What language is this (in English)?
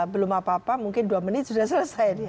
Indonesian